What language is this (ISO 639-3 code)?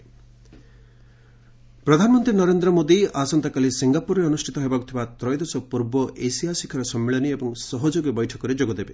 ori